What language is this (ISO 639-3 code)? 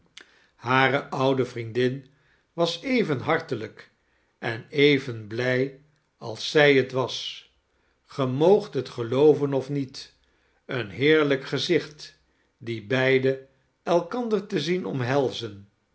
nld